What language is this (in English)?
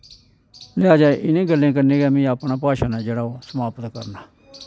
Dogri